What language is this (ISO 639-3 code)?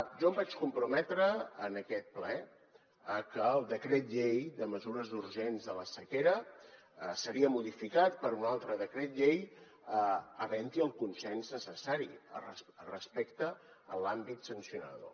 cat